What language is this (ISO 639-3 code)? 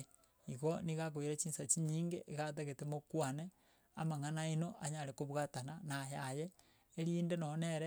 guz